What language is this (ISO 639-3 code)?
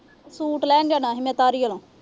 pan